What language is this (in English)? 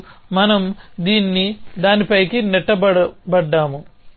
Telugu